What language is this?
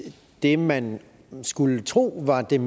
Danish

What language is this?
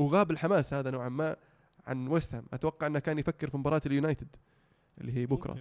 Arabic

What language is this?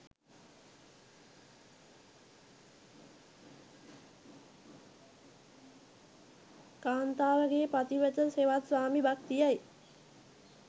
Sinhala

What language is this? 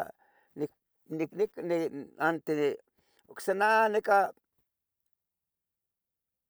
Tetelcingo Nahuatl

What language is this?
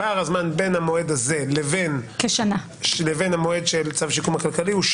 Hebrew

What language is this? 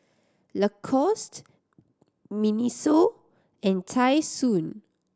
English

